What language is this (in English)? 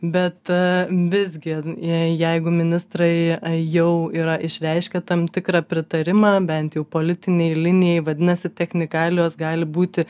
Lithuanian